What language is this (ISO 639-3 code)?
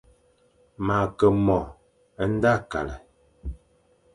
fan